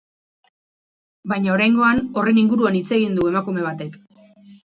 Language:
Basque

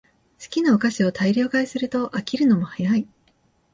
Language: Japanese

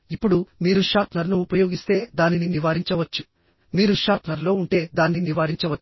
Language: Telugu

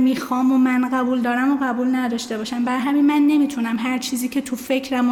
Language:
Persian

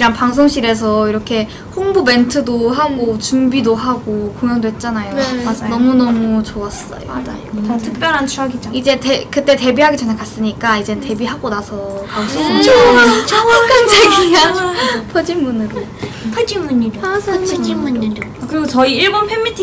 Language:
Korean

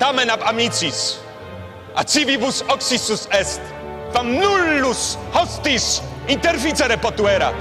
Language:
Polish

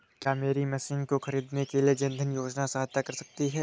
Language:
Hindi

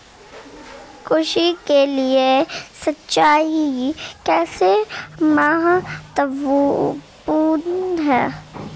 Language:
Hindi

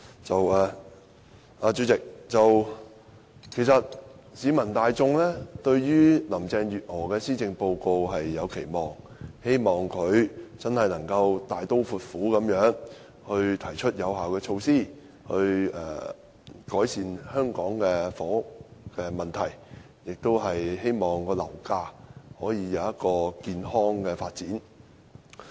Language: Cantonese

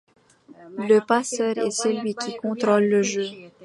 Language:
French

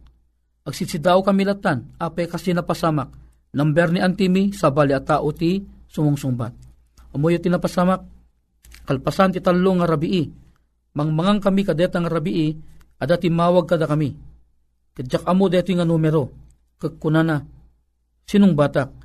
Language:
Filipino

